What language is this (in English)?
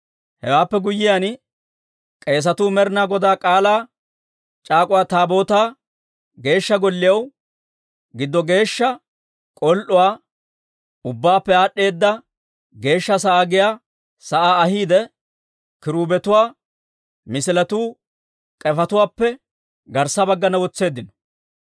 Dawro